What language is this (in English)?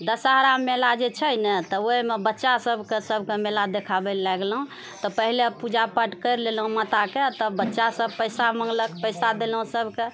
Maithili